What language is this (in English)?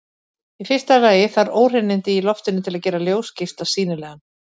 Icelandic